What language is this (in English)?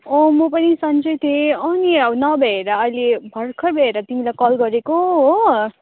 Nepali